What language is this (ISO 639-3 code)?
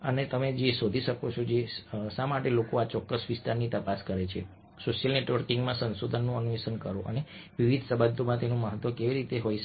guj